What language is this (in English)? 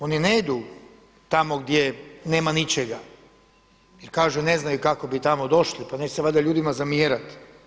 Croatian